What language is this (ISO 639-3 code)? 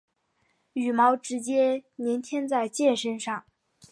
zho